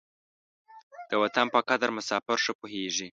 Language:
Pashto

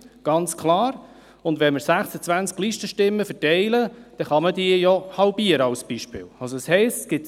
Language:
Swiss German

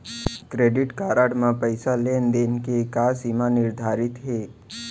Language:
Chhattisgarhi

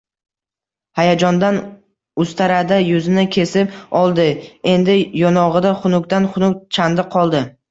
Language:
Uzbek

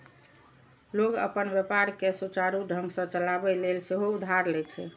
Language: Maithili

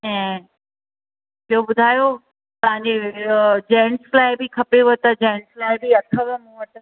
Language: Sindhi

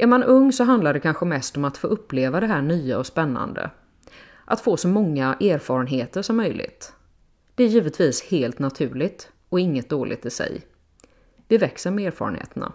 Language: Swedish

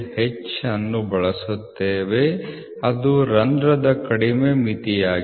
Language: Kannada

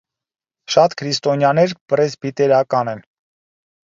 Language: Armenian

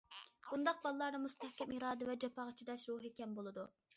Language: Uyghur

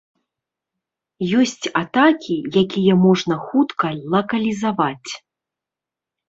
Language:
Belarusian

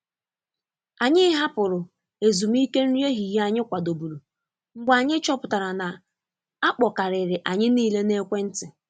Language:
Igbo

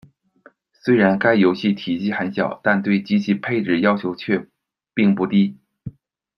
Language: Chinese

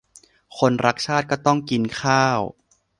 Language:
Thai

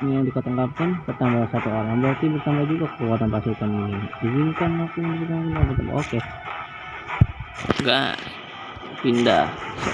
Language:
Indonesian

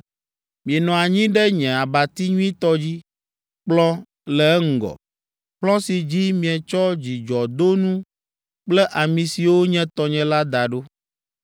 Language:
Ewe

